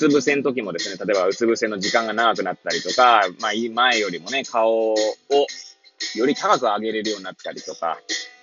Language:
Japanese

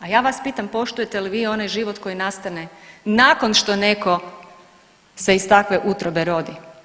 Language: Croatian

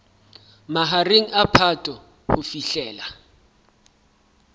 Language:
Southern Sotho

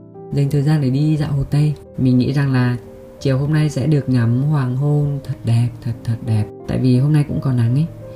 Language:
Vietnamese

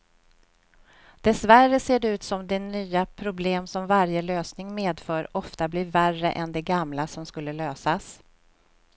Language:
Swedish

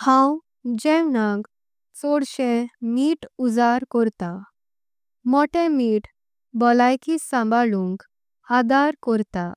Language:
Konkani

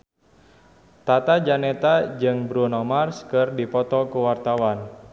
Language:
Sundanese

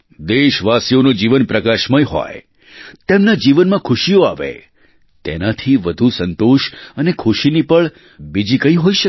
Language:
Gujarati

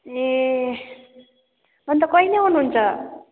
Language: Nepali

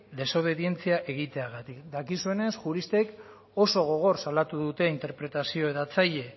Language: Basque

